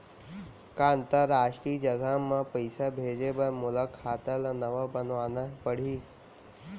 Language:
Chhattisgarhi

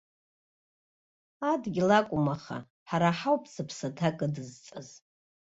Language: Abkhazian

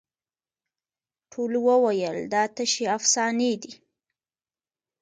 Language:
Pashto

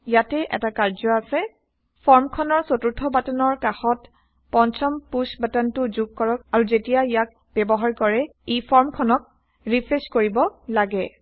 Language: Assamese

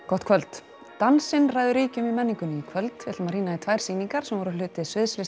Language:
Icelandic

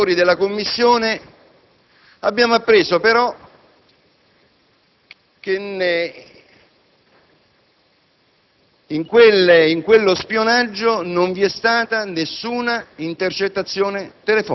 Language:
Italian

